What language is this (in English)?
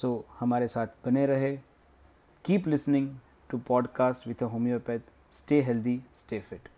Hindi